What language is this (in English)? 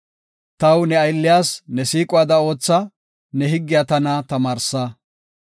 Gofa